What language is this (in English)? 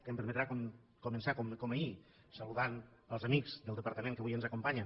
Catalan